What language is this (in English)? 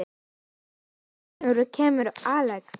Icelandic